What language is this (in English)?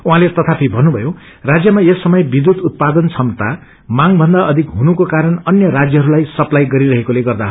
Nepali